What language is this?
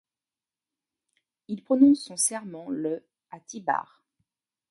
French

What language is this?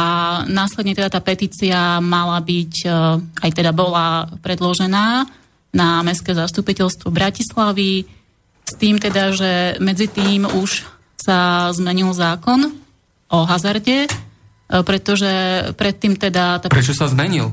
Slovak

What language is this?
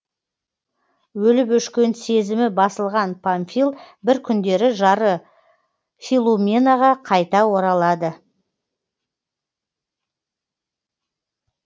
Kazakh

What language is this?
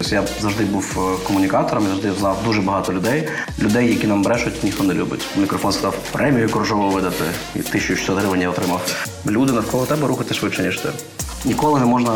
Ukrainian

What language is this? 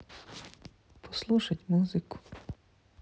Russian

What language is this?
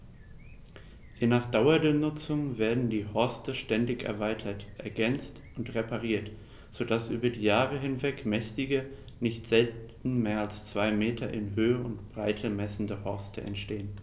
German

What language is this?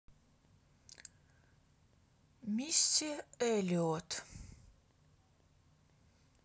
Russian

